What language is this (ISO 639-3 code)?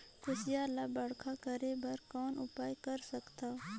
hne